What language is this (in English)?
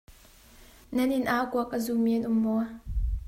Hakha Chin